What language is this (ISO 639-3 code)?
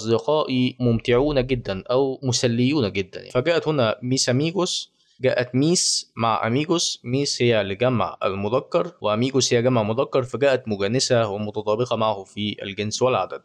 ara